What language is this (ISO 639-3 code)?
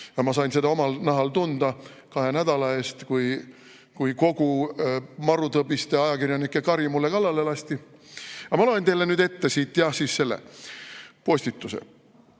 est